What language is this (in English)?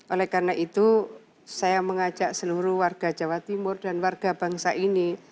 Indonesian